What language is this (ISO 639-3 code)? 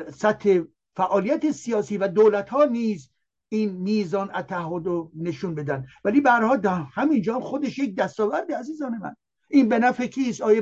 fas